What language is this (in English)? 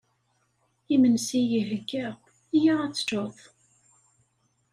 Kabyle